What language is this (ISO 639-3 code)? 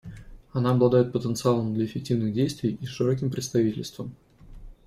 rus